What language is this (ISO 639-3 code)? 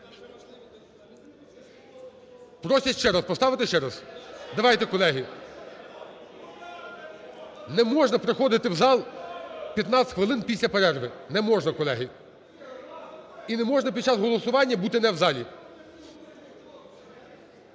ukr